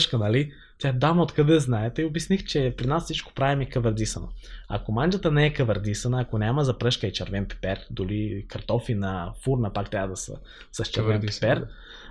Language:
Bulgarian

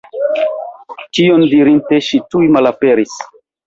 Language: Esperanto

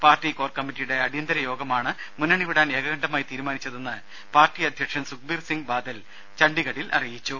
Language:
Malayalam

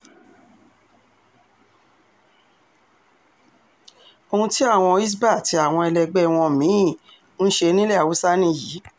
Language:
Yoruba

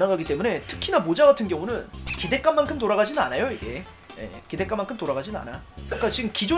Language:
Korean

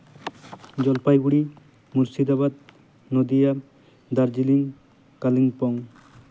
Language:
Santali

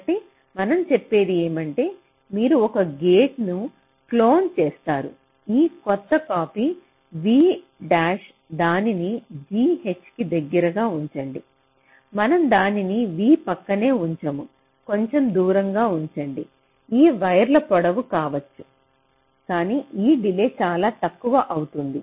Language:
Telugu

